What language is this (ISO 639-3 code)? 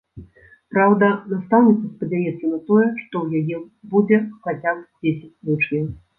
bel